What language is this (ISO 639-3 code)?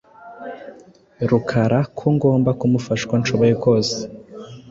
kin